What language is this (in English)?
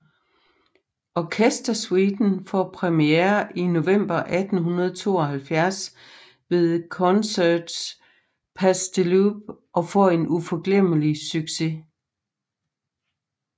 Danish